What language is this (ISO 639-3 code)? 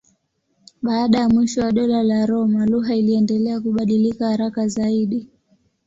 swa